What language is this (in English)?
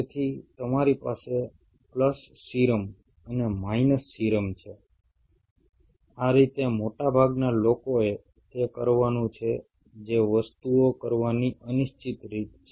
Gujarati